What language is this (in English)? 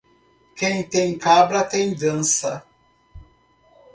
Portuguese